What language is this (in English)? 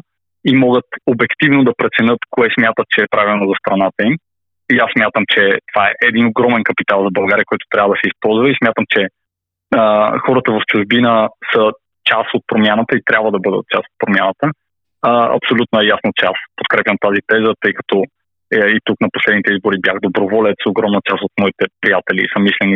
Bulgarian